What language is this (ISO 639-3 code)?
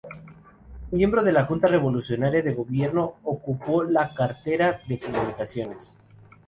spa